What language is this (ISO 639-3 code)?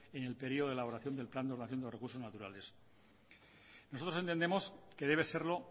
spa